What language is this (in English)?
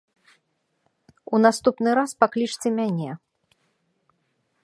Belarusian